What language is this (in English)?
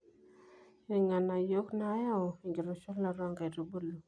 Masai